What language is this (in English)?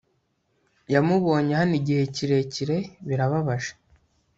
Kinyarwanda